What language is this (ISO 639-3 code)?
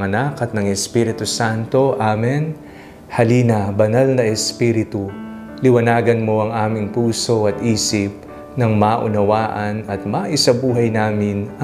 fil